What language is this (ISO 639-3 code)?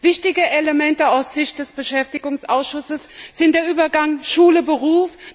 deu